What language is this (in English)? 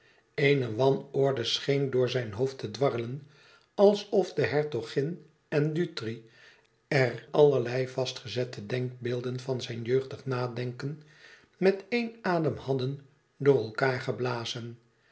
Dutch